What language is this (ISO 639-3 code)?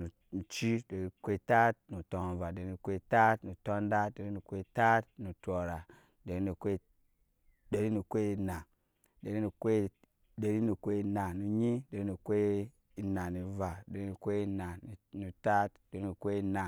yes